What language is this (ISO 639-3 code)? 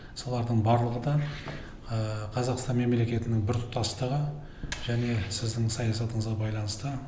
kaz